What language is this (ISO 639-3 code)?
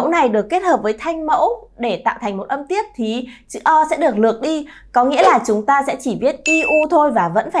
vie